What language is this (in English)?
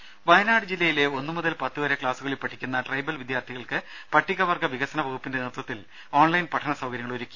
Malayalam